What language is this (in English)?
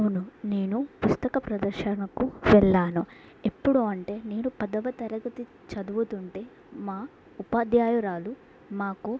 Telugu